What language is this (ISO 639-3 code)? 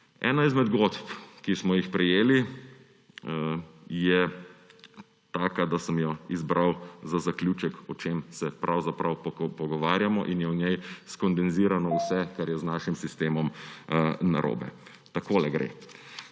slv